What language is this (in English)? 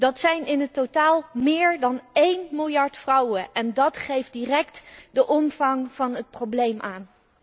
Dutch